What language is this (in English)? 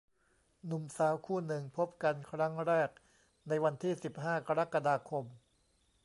Thai